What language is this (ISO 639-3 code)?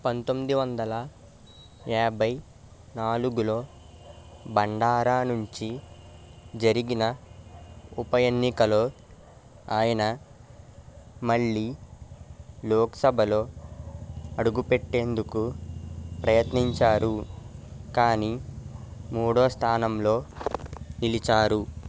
tel